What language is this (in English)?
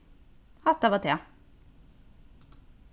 Faroese